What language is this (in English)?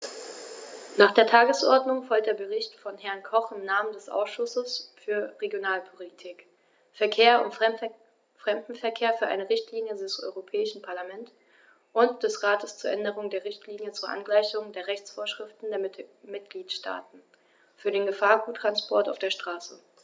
German